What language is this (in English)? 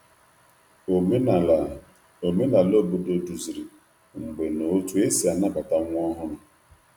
Igbo